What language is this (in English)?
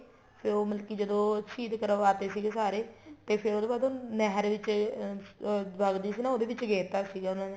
Punjabi